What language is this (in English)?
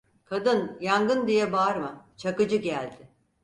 Turkish